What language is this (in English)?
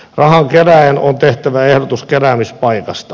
Finnish